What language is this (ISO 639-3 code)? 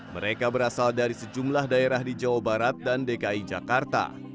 ind